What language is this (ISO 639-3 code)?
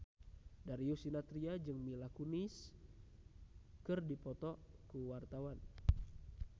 sun